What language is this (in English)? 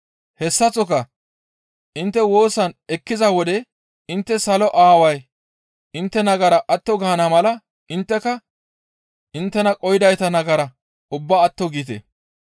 Gamo